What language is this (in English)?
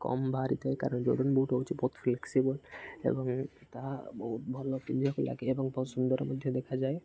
Odia